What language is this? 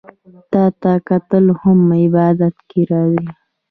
Pashto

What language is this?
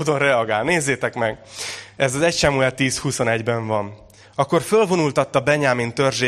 Hungarian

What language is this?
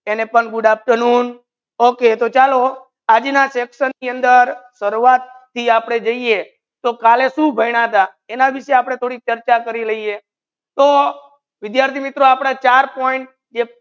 Gujarati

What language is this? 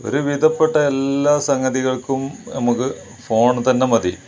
Malayalam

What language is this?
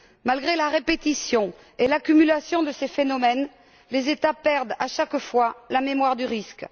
French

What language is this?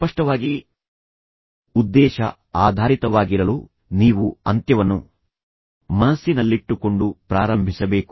Kannada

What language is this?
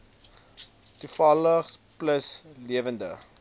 Afrikaans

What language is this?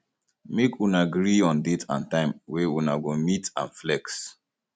Nigerian Pidgin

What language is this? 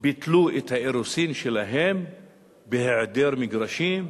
Hebrew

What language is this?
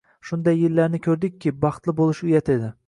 Uzbek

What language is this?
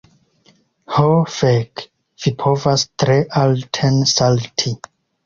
Esperanto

